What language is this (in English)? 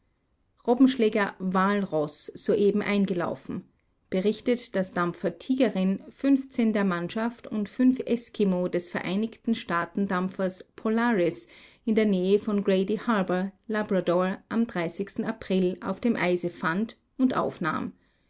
German